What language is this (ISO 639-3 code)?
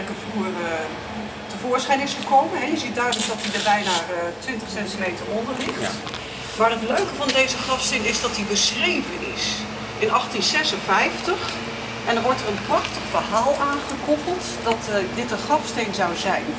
nld